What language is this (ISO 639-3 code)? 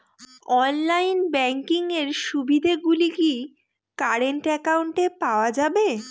ben